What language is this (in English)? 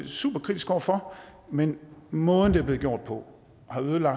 Danish